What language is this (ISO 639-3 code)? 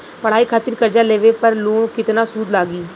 bho